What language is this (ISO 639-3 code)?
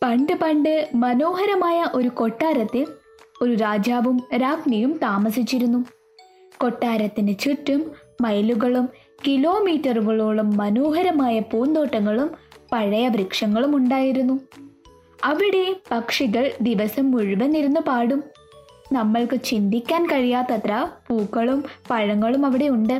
mal